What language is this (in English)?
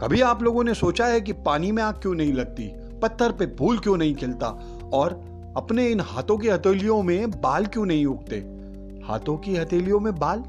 Hindi